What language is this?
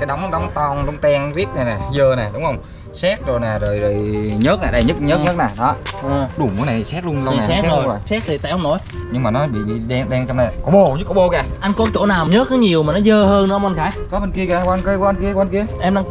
Vietnamese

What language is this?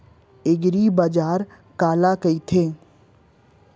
Chhattisgarhi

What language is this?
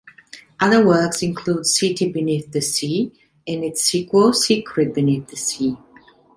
English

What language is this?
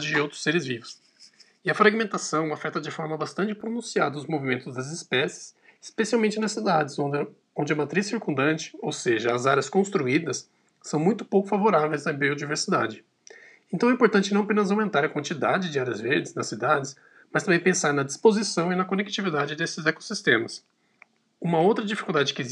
Portuguese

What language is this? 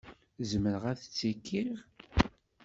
Kabyle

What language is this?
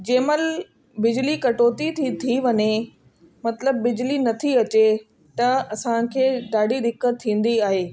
Sindhi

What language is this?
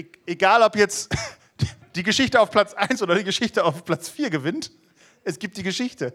German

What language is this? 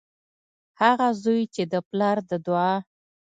Pashto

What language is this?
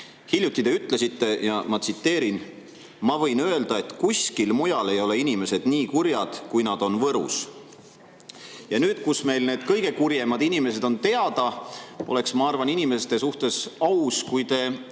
Estonian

